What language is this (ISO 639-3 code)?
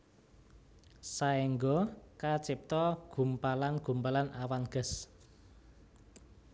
jav